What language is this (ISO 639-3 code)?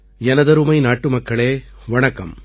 tam